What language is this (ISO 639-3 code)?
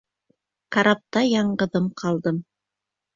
bak